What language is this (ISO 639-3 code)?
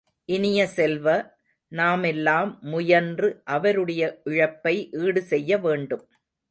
tam